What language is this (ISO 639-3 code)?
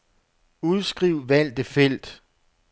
dan